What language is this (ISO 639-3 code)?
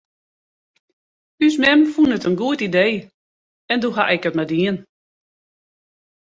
fry